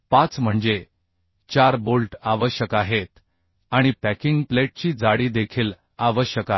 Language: Marathi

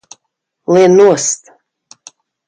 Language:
Latvian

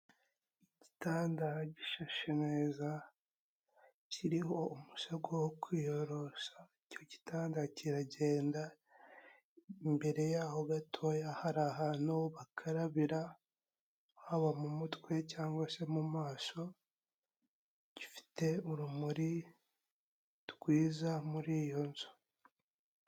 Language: Kinyarwanda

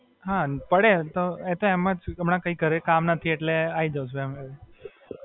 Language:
Gujarati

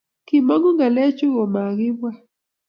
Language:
Kalenjin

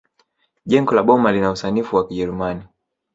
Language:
Swahili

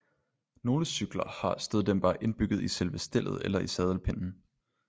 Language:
Danish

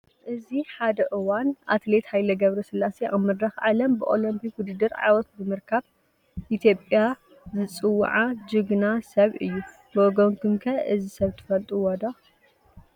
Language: Tigrinya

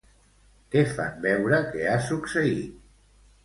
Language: Catalan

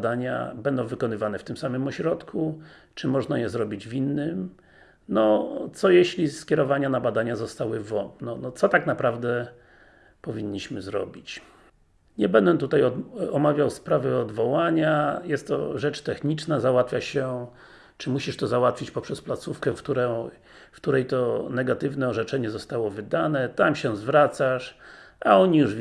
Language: Polish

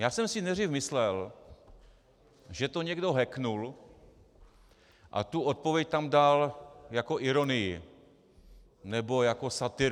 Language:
Czech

